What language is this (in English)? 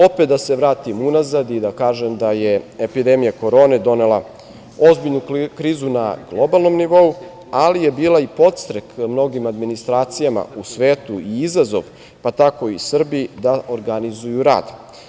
Serbian